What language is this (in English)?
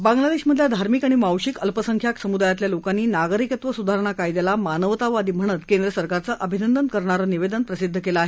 Marathi